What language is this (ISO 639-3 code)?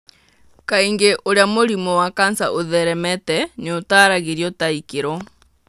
kik